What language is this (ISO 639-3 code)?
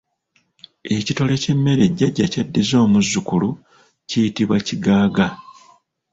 lug